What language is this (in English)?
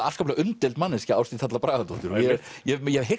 Icelandic